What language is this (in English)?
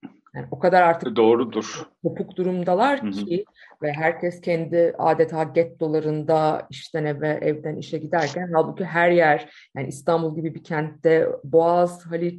Turkish